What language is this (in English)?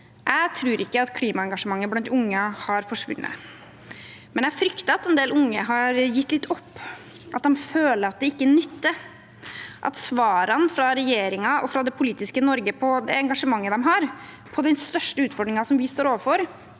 Norwegian